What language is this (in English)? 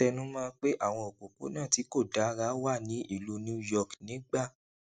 Yoruba